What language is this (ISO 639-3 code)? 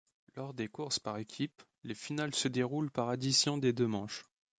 fra